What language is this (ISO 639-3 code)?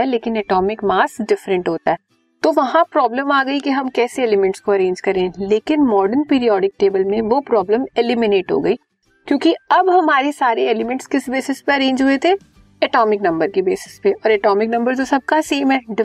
hin